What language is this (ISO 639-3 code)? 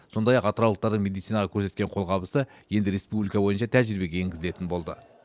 kaz